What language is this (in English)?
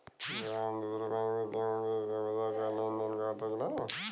Bhojpuri